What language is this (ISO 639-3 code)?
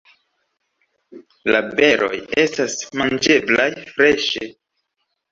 epo